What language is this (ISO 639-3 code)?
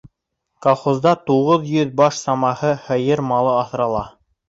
bak